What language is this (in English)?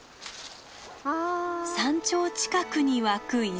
Japanese